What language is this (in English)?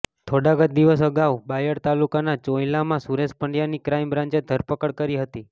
Gujarati